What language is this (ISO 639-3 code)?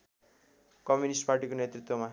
nep